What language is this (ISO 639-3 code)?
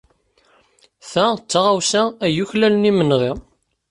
kab